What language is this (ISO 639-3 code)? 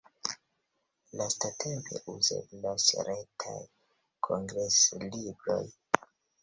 epo